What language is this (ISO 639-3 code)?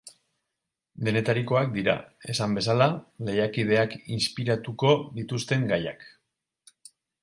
eus